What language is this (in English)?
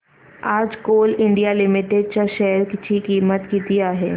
Marathi